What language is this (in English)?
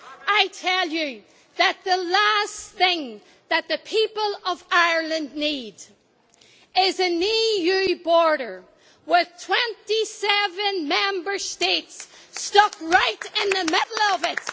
English